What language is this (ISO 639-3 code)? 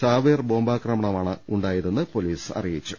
mal